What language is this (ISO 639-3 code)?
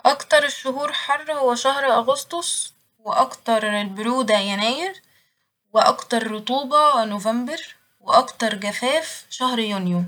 arz